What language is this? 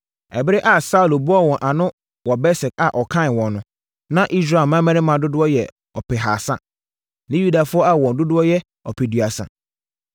Akan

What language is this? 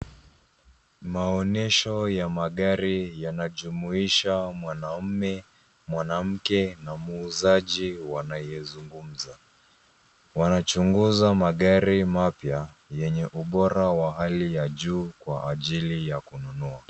Swahili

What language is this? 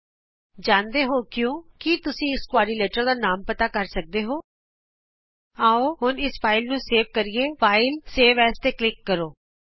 Punjabi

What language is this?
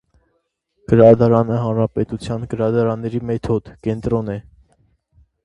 Armenian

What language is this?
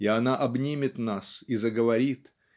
Russian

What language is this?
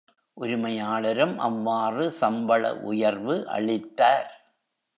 Tamil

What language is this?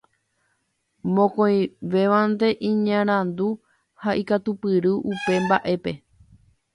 Guarani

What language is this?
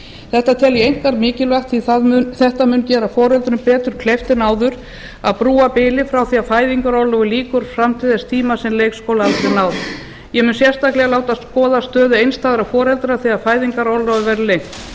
Icelandic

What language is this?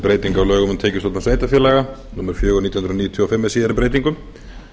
Icelandic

